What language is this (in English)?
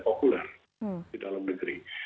Indonesian